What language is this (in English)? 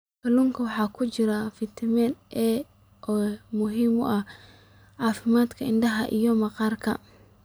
Somali